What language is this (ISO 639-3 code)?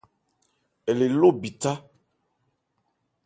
ebr